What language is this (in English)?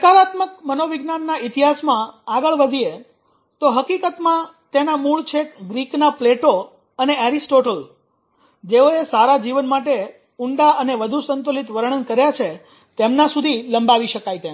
Gujarati